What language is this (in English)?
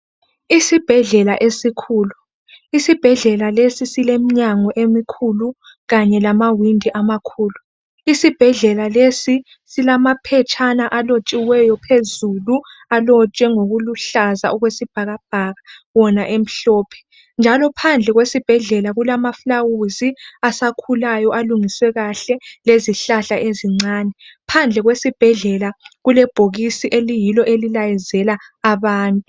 North Ndebele